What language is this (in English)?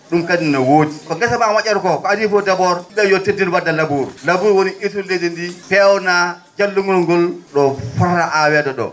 Fula